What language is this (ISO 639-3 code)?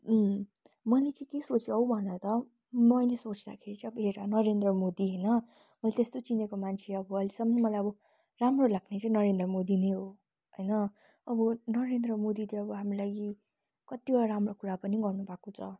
nep